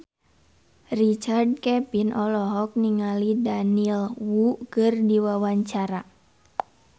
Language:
Sundanese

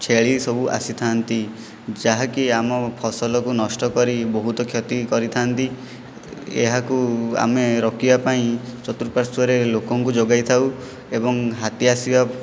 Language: Odia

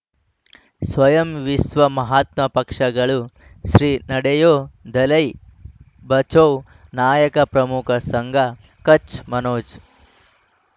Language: Kannada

